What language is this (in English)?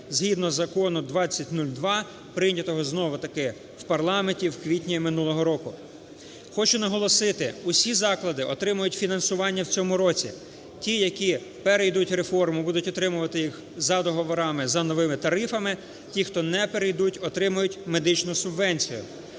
Ukrainian